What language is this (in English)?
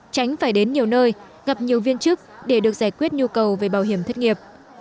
Vietnamese